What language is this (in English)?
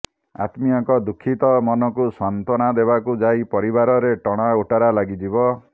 Odia